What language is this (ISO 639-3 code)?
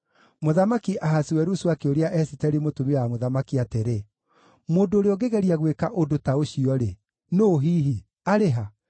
kik